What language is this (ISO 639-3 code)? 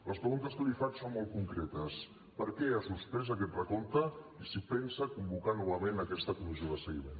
cat